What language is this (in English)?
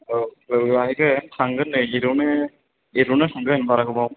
Bodo